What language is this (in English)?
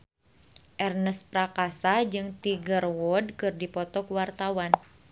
Sundanese